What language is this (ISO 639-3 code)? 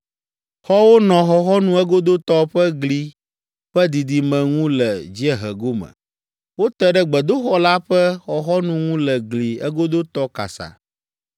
ewe